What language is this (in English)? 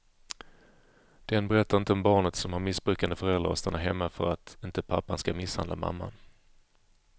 Swedish